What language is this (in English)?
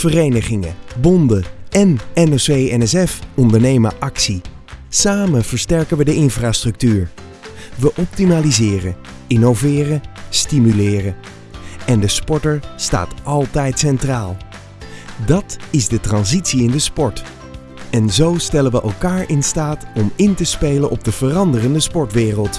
Dutch